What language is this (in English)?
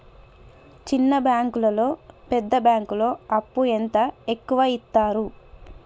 Telugu